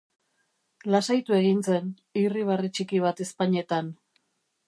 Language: Basque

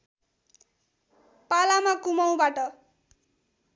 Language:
Nepali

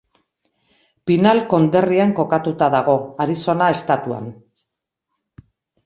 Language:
Basque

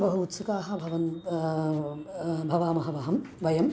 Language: Sanskrit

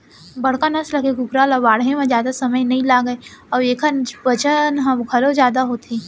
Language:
Chhattisgarhi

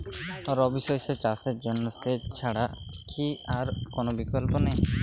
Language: Bangla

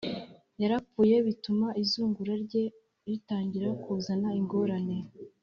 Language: Kinyarwanda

